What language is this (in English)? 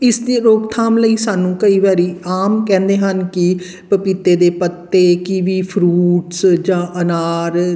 Punjabi